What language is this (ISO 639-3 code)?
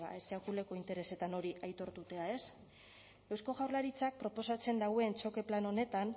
eus